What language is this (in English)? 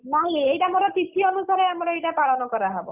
Odia